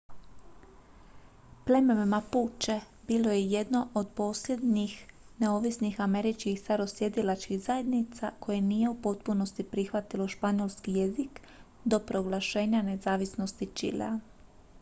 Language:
Croatian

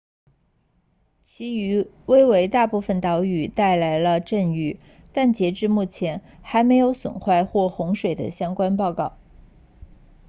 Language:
Chinese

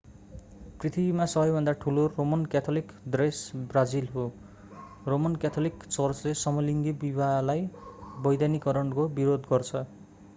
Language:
Nepali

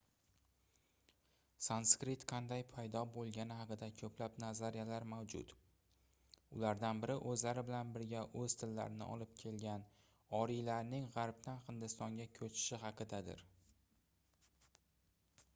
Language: Uzbek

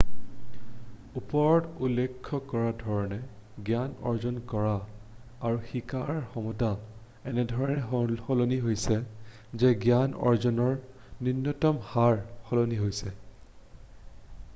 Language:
Assamese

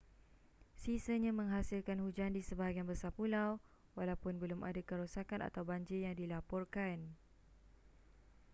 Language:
Malay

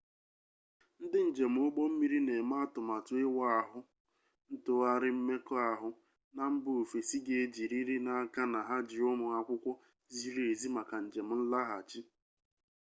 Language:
Igbo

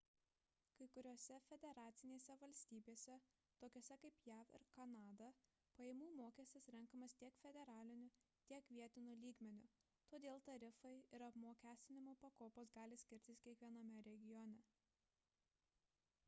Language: Lithuanian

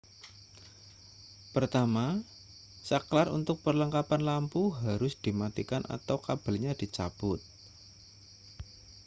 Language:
Indonesian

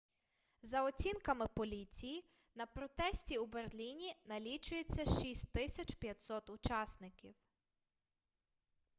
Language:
Ukrainian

